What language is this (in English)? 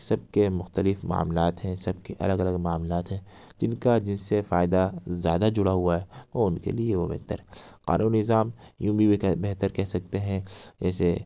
Urdu